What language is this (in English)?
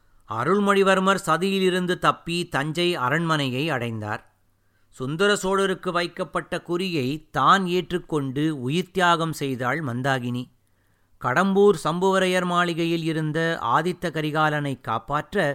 Tamil